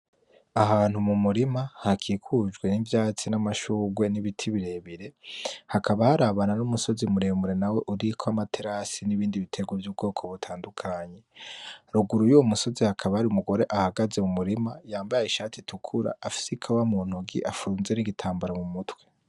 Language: Rundi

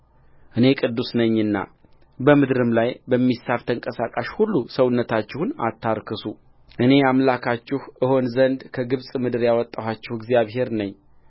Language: Amharic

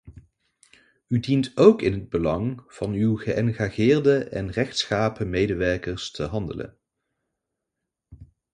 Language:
Dutch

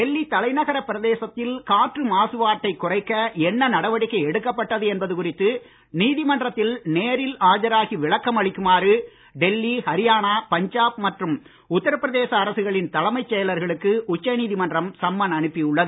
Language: Tamil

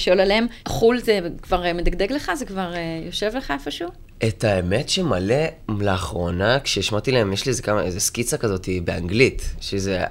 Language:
Hebrew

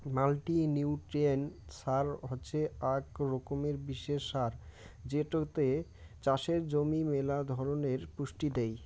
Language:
Bangla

